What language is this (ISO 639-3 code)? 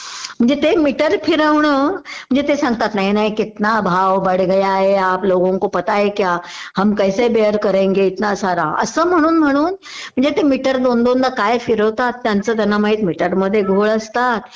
mar